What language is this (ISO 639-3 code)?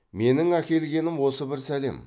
kaz